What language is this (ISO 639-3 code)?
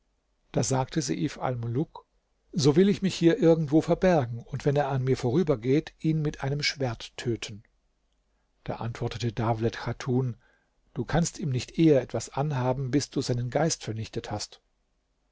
deu